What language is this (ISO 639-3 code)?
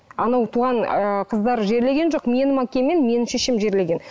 kaz